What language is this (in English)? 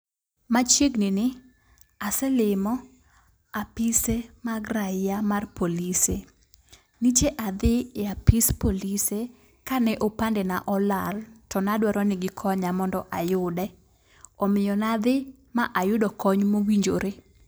Luo (Kenya and Tanzania)